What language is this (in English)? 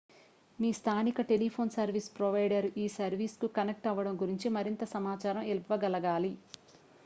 Telugu